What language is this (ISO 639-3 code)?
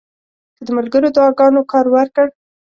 pus